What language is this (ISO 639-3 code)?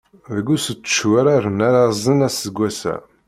kab